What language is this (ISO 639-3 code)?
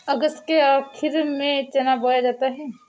hin